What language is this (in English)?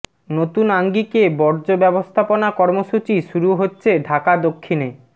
Bangla